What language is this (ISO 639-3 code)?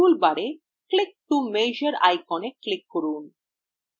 ben